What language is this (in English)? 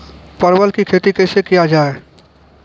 Maithili